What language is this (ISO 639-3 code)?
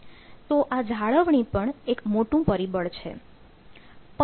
guj